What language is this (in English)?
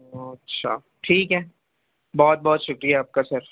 Urdu